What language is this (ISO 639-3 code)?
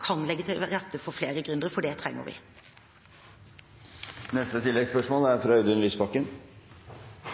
nor